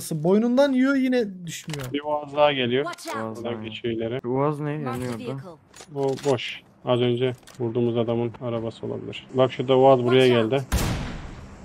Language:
Turkish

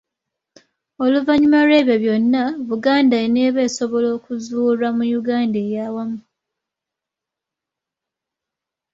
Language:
Ganda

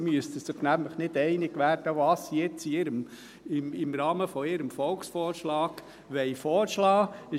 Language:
Swiss German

